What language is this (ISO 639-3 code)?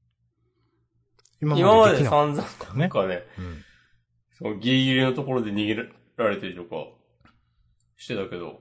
jpn